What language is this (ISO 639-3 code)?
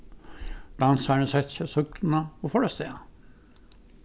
fao